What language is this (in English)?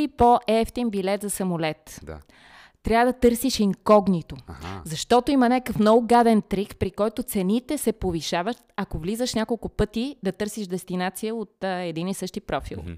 Bulgarian